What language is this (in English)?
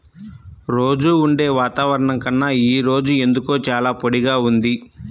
Telugu